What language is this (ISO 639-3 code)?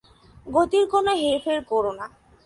ben